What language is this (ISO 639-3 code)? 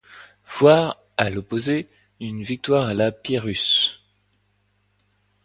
fra